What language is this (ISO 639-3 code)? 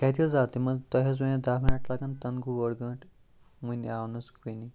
kas